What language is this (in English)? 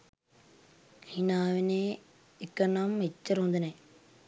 Sinhala